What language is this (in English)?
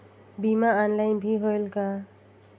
Chhattisgarhi